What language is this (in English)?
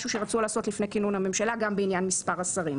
Hebrew